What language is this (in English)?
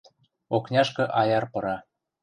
Western Mari